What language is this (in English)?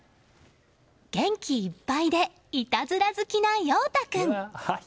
Japanese